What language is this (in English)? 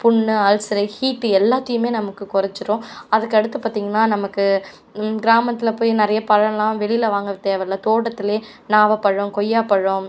Tamil